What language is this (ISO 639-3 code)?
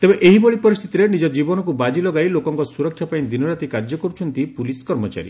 ori